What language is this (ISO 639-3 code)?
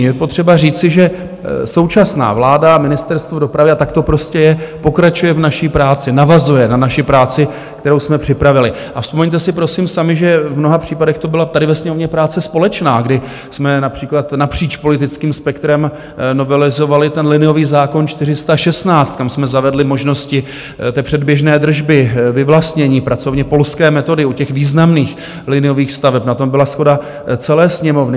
ces